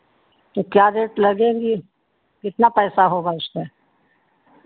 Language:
Hindi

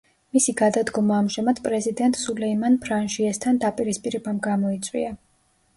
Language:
Georgian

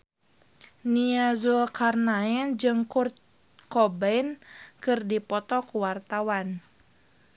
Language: Sundanese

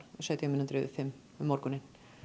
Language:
Icelandic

